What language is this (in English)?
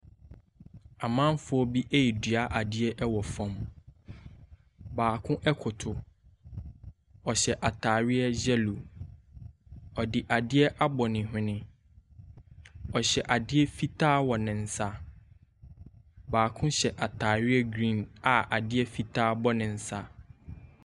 Akan